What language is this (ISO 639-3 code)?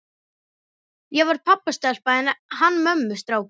isl